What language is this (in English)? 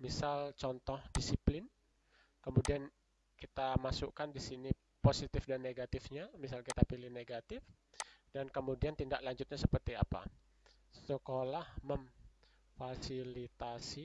Indonesian